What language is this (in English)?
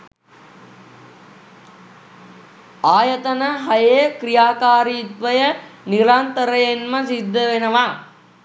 Sinhala